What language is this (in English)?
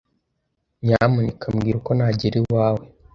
Kinyarwanda